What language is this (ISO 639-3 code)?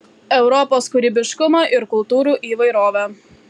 lit